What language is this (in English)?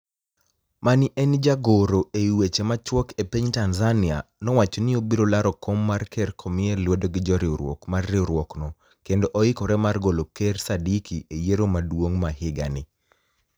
Luo (Kenya and Tanzania)